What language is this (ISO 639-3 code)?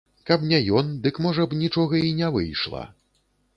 bel